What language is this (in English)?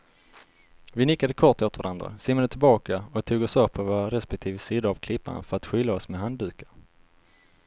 Swedish